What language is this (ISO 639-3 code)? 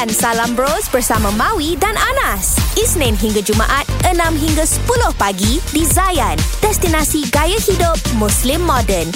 msa